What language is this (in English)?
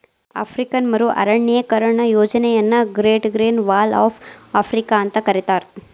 Kannada